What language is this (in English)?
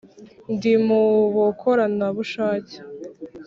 Kinyarwanda